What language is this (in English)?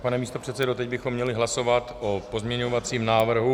Czech